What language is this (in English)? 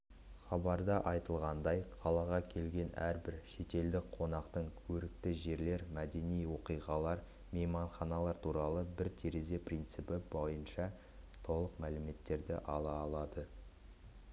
Kazakh